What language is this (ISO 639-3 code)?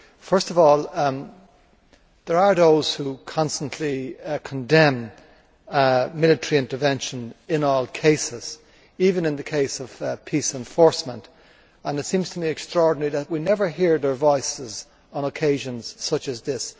eng